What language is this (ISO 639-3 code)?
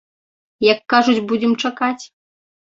bel